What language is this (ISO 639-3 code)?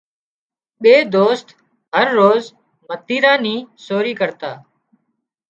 kxp